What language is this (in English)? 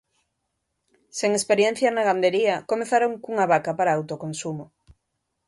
Galician